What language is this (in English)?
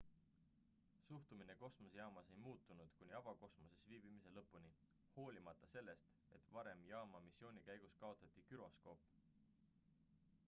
Estonian